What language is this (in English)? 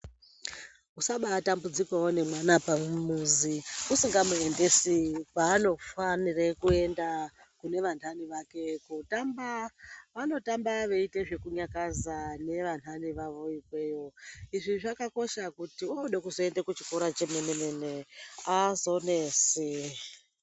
Ndau